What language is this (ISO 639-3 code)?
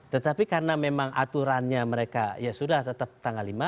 ind